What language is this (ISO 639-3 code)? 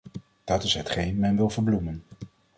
nld